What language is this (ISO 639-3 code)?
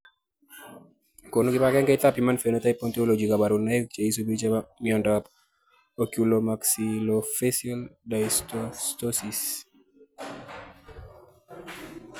kln